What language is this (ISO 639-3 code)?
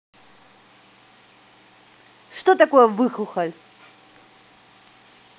rus